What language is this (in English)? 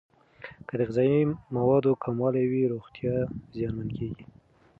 Pashto